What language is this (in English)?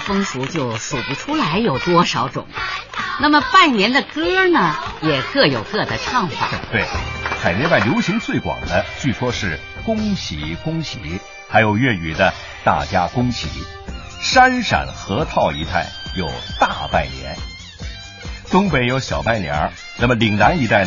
Chinese